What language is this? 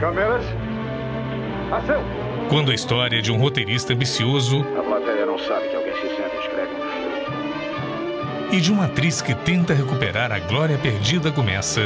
Portuguese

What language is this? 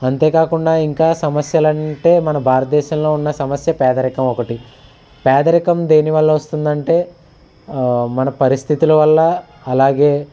Telugu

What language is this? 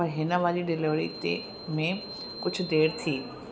Sindhi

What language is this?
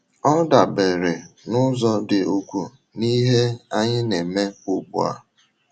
Igbo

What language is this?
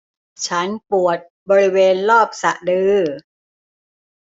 Thai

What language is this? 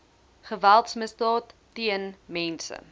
Afrikaans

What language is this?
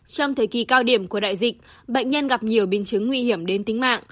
Vietnamese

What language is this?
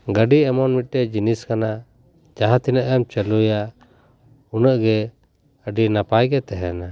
Santali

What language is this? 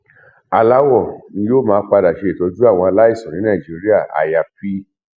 Yoruba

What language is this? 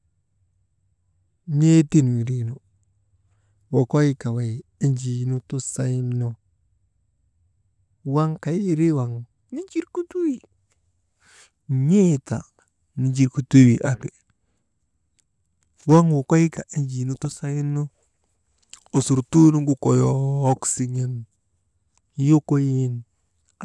Maba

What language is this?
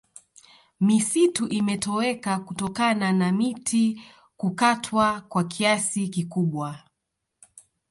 Swahili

